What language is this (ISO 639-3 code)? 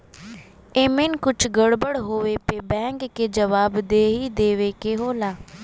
bho